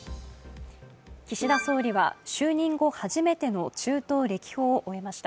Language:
Japanese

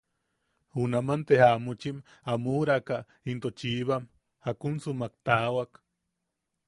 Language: Yaqui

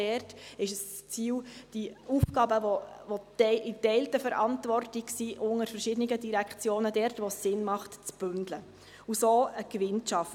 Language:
Swiss German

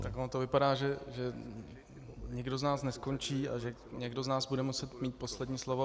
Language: Czech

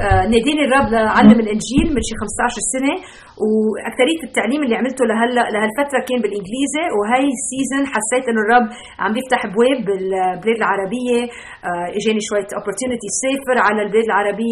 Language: Arabic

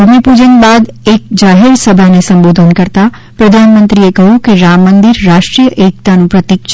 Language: Gujarati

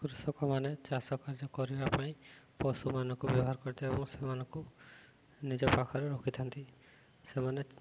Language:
Odia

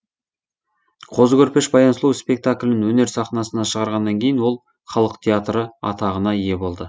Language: Kazakh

